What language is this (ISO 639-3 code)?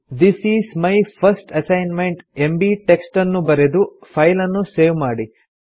kan